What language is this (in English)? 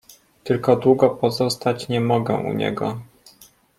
Polish